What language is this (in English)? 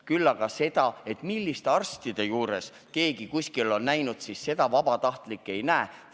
Estonian